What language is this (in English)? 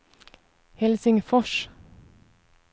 Swedish